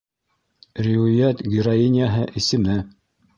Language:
Bashkir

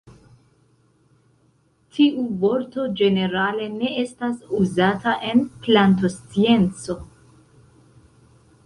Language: Esperanto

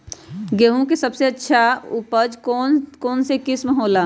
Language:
Magahi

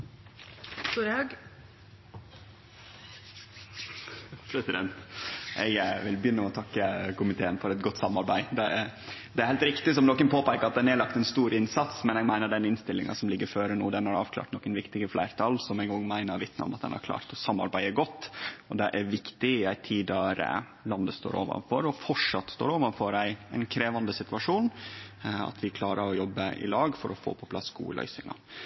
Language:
Norwegian Nynorsk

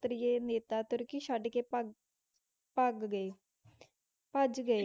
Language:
Punjabi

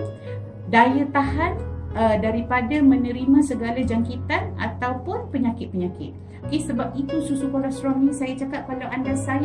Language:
Malay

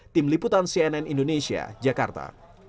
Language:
Indonesian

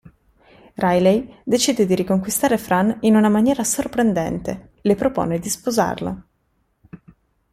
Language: Italian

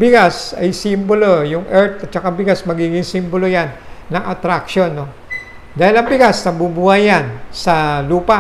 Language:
Filipino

